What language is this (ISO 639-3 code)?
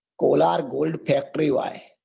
guj